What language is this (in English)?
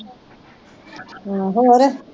Punjabi